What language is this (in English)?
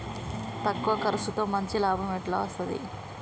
Telugu